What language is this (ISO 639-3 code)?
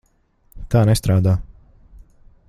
lav